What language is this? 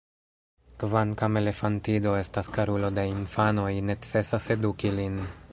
Esperanto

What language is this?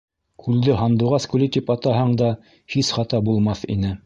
Bashkir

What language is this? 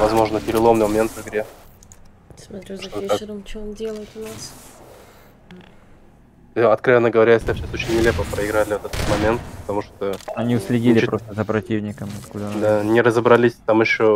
Russian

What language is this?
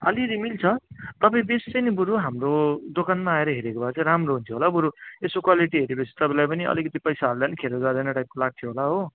Nepali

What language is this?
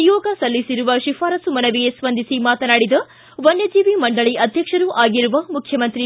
Kannada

